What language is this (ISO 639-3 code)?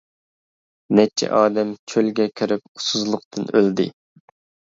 uig